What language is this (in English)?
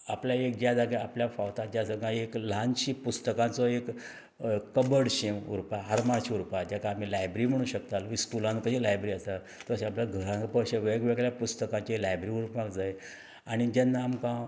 Konkani